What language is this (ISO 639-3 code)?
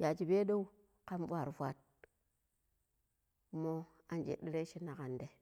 pip